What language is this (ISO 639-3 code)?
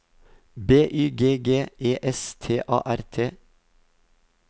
nor